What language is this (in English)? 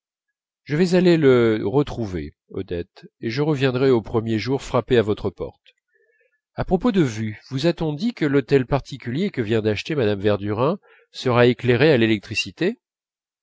French